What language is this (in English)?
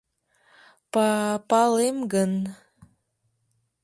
Mari